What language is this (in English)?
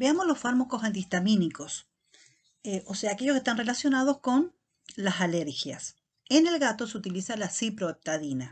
Spanish